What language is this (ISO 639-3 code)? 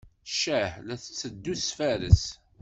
kab